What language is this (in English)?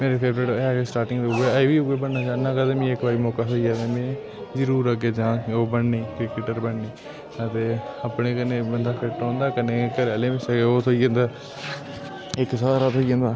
Dogri